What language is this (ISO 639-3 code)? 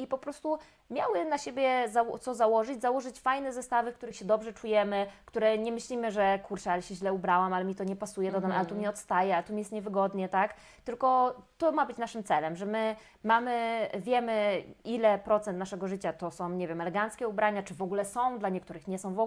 pol